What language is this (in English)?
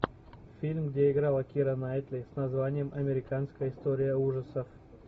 Russian